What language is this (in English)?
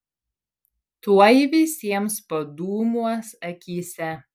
Lithuanian